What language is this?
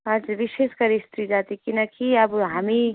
Nepali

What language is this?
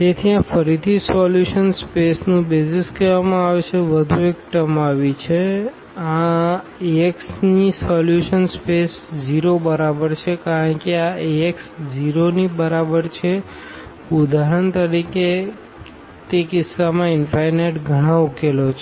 Gujarati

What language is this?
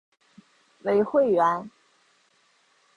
Chinese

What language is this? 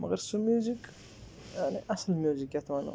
Kashmiri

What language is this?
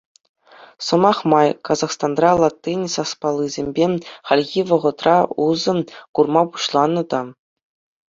Chuvash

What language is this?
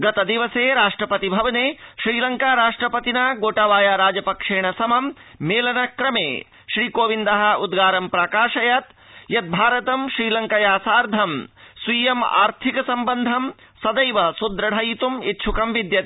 Sanskrit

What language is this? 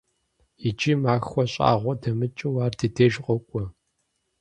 Kabardian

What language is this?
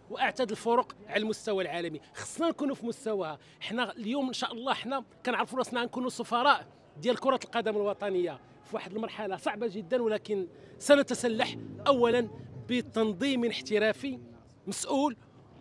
Arabic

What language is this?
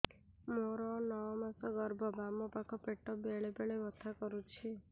Odia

